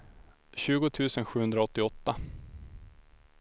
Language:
Swedish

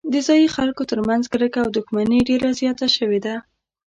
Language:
Pashto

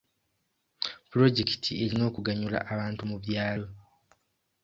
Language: Ganda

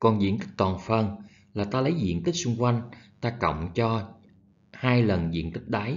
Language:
Vietnamese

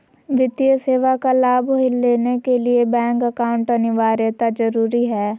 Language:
Magahi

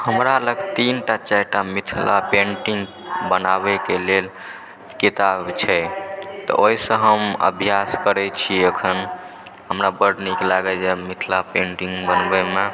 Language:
Maithili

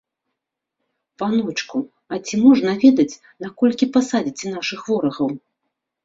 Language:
Belarusian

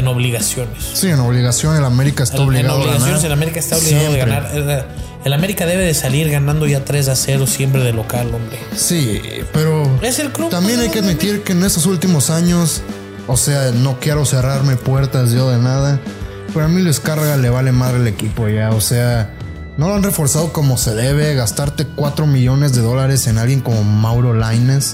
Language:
Spanish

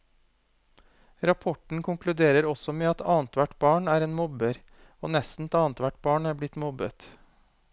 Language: Norwegian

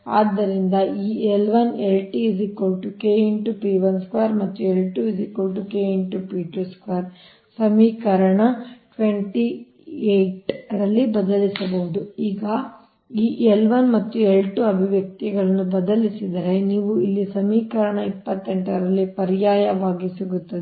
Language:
Kannada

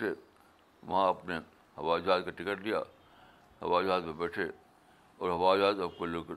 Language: Urdu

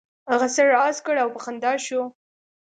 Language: Pashto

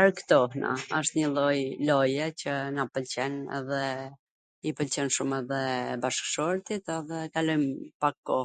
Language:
Gheg Albanian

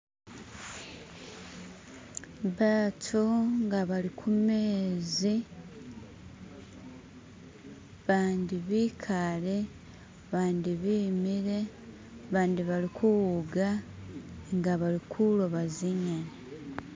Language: Masaaba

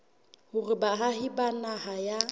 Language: Southern Sotho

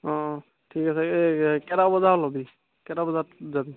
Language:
Assamese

